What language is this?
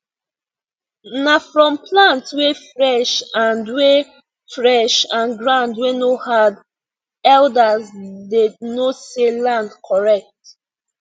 Nigerian Pidgin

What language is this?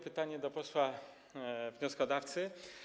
Polish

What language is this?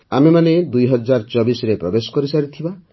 Odia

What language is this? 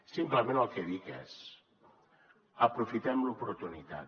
Catalan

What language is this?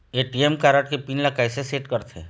Chhattisgarhi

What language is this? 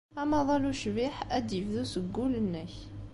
Kabyle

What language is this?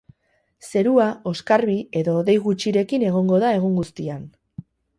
Basque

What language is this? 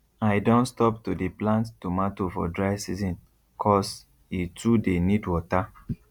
Nigerian Pidgin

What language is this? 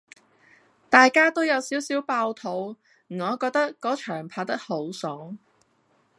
Cantonese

